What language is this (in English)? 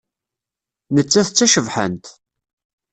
Kabyle